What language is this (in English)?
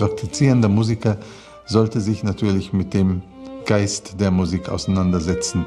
German